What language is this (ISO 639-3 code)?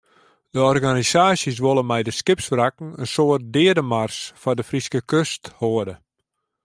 fry